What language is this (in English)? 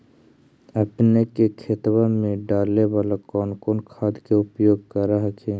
Magahi